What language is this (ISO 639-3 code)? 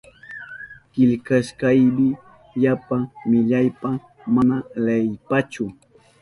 qup